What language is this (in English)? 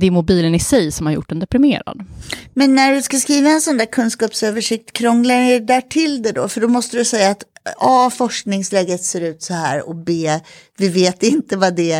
Swedish